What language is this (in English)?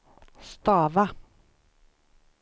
Swedish